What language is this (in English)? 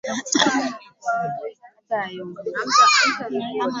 Swahili